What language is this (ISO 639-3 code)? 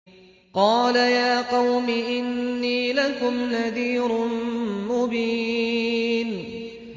ara